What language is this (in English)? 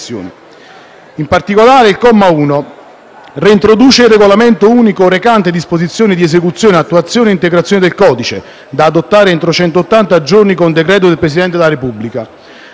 Italian